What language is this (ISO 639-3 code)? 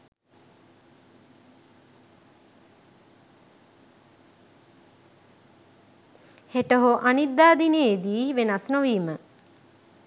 sin